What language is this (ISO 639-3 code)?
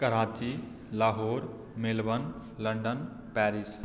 mai